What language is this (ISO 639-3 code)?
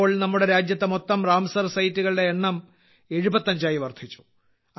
mal